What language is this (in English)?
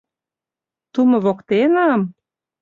Mari